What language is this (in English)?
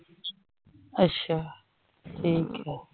Punjabi